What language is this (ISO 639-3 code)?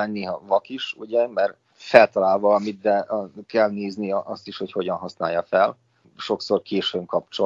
hun